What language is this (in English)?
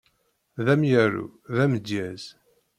Kabyle